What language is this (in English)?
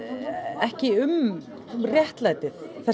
Icelandic